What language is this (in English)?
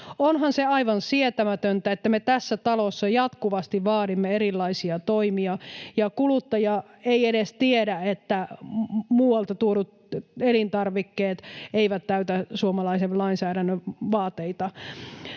Finnish